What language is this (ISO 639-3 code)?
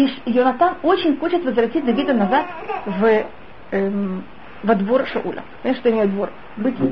rus